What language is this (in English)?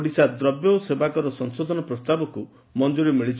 Odia